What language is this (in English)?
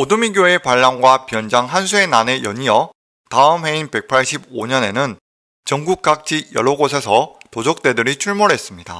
Korean